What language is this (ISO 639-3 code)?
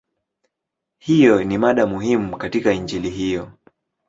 swa